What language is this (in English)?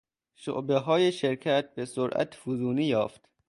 Persian